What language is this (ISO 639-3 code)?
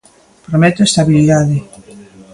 glg